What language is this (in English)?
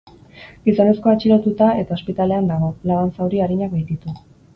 Basque